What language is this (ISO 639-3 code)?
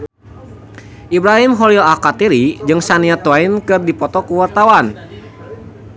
sun